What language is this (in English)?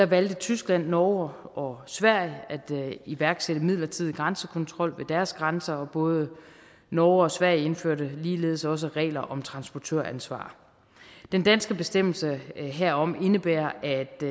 Danish